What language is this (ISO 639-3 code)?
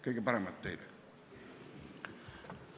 est